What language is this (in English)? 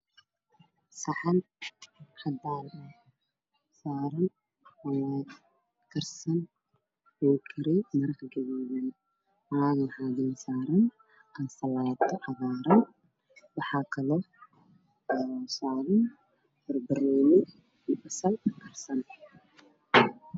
Somali